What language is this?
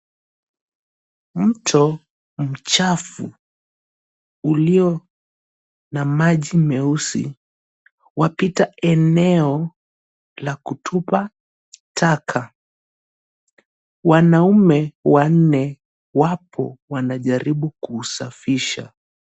Swahili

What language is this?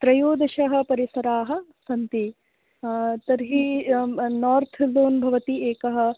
Sanskrit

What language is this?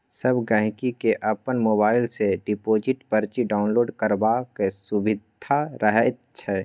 Maithili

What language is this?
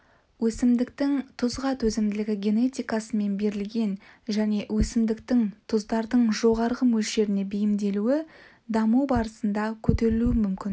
Kazakh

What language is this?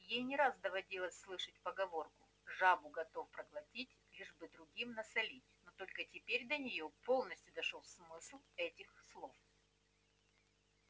Russian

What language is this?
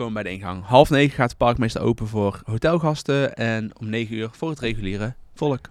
Dutch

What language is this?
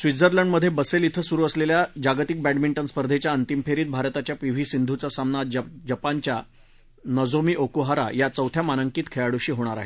Marathi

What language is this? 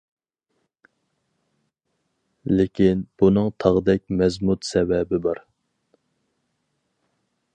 Uyghur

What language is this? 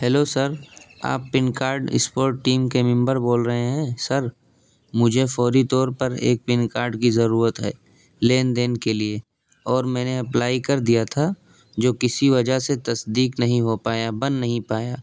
Urdu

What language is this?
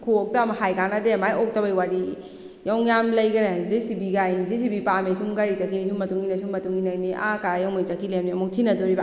Manipuri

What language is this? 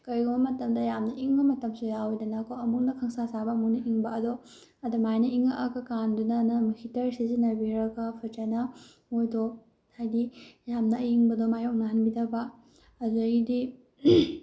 Manipuri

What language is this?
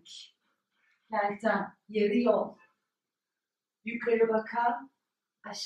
Turkish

